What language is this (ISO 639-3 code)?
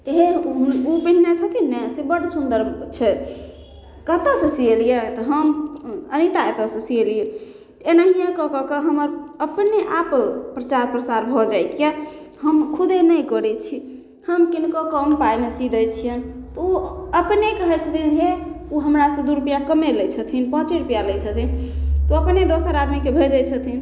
mai